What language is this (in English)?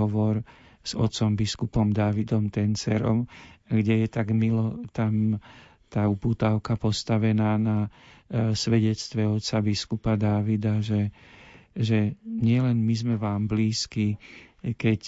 Slovak